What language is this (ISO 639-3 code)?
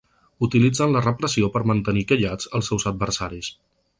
cat